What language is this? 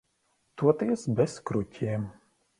Latvian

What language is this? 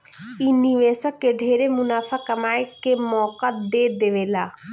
Bhojpuri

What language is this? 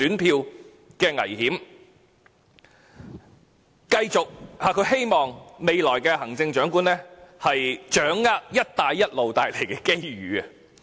Cantonese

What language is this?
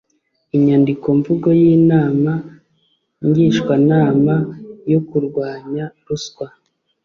Kinyarwanda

